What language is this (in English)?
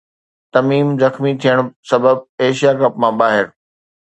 Sindhi